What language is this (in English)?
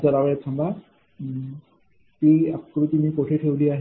Marathi